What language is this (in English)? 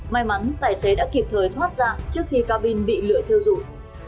Vietnamese